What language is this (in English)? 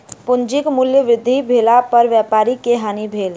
Maithili